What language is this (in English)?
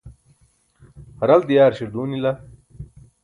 Burushaski